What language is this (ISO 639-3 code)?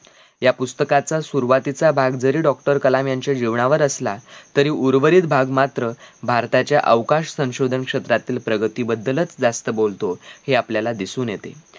mar